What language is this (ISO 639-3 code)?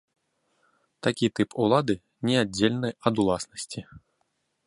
bel